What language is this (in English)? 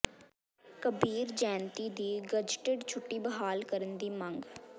Punjabi